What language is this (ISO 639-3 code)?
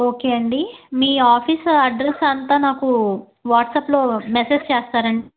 tel